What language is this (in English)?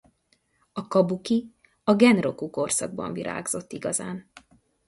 Hungarian